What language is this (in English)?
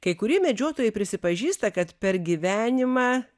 Lithuanian